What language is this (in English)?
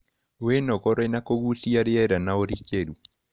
Kikuyu